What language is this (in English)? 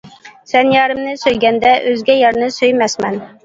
Uyghur